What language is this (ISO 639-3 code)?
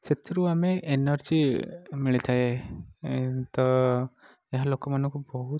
ori